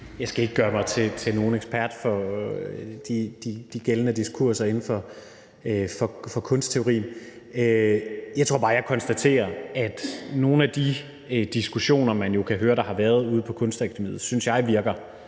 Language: Danish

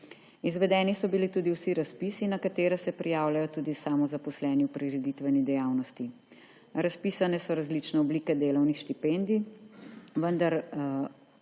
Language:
Slovenian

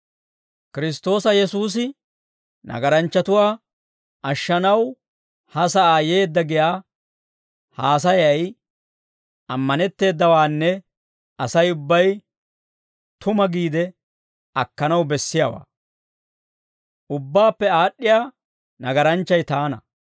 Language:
Dawro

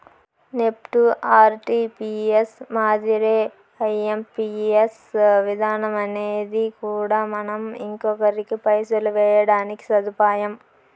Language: Telugu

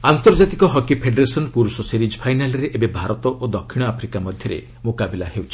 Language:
Odia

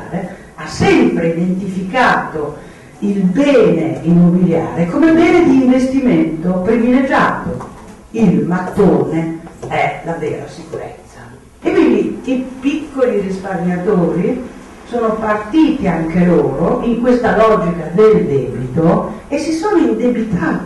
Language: Italian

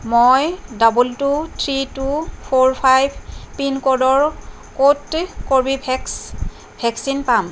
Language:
Assamese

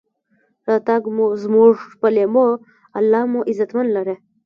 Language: Pashto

